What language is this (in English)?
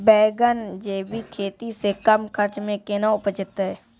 Maithili